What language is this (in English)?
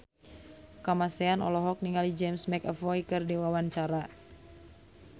Sundanese